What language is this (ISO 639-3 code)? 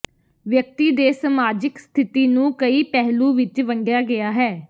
pan